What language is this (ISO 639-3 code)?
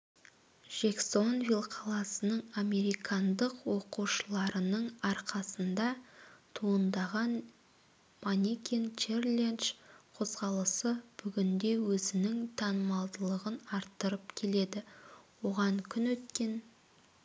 kaz